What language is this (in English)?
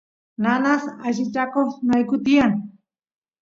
Santiago del Estero Quichua